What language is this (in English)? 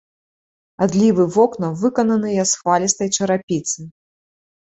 Belarusian